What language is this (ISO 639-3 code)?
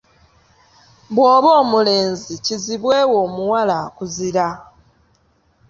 lug